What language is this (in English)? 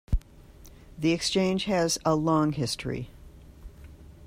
English